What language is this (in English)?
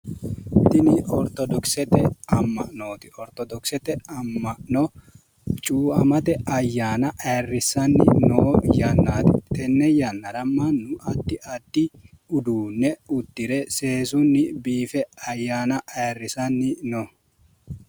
Sidamo